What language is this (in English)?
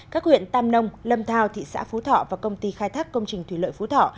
Vietnamese